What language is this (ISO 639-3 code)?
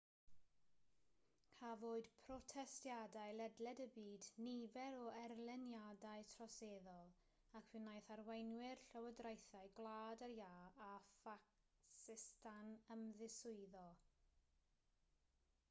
cym